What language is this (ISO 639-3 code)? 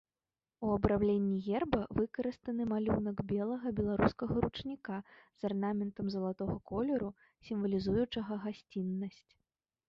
bel